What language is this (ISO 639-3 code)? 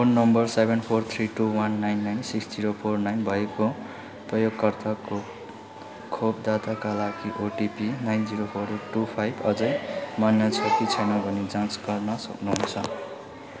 nep